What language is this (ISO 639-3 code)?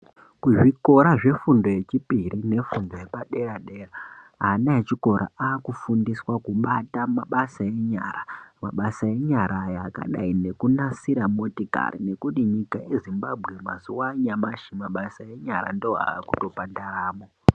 ndc